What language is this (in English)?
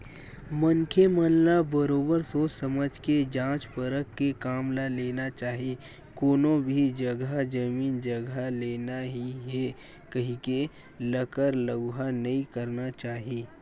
Chhattisgarhi